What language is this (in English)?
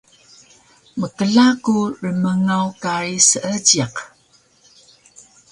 Taroko